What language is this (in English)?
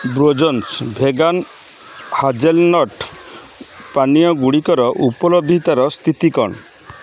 Odia